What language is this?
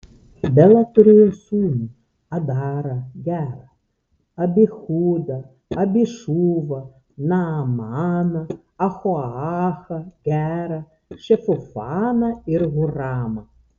Lithuanian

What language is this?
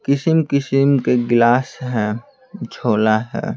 Hindi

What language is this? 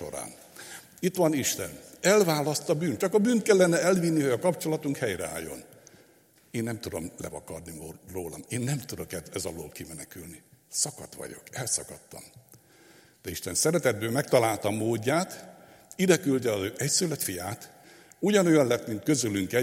Hungarian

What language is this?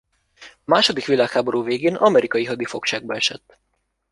Hungarian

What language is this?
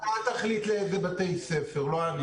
Hebrew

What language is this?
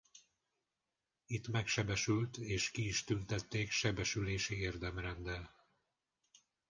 Hungarian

